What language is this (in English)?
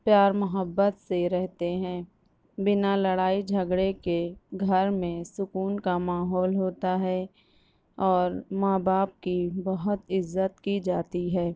Urdu